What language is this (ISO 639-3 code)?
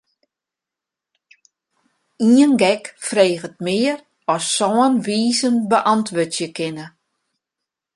fry